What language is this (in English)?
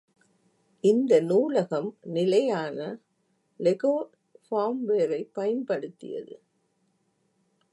Tamil